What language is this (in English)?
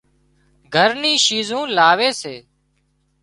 Wadiyara Koli